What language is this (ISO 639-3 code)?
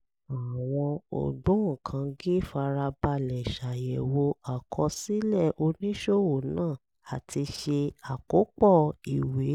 yor